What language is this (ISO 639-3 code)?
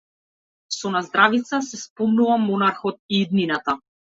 mkd